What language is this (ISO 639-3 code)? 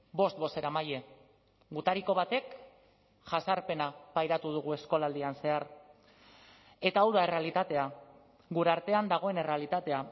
eus